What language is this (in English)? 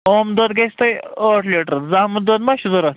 Kashmiri